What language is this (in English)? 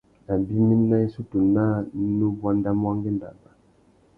Tuki